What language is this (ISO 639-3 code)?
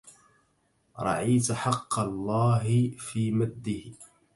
ara